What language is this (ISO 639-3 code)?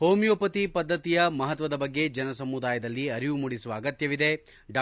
kan